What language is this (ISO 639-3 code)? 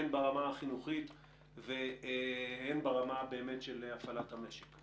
heb